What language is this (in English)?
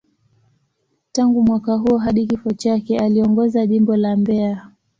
Swahili